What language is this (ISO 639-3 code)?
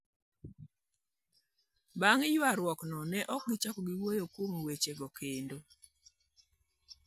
luo